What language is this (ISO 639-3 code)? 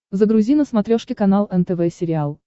rus